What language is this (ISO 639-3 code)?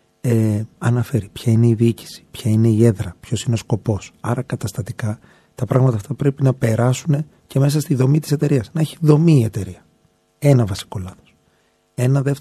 ell